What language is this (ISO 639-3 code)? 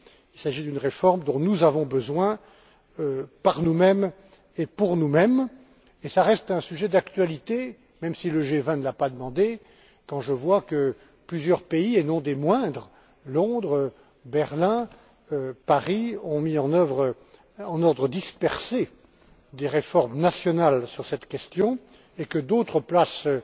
fra